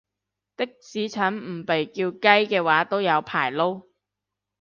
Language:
Cantonese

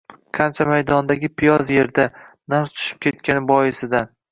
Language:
Uzbek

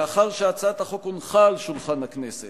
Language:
Hebrew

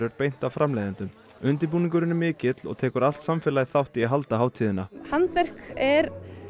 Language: Icelandic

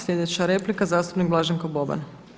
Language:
Croatian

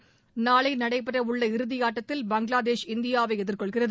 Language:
Tamil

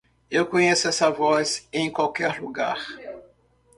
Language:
Portuguese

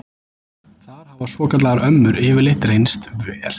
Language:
Icelandic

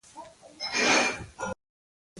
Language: Pashto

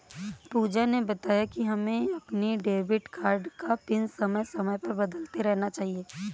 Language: Hindi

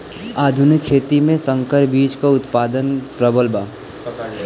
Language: Bhojpuri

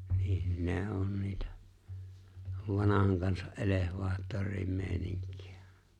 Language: Finnish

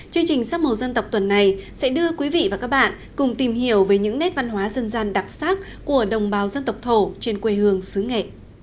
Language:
Vietnamese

